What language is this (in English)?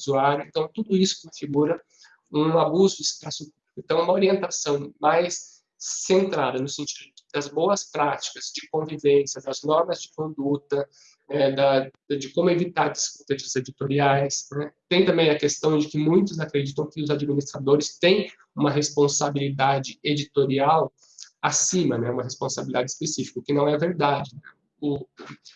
Portuguese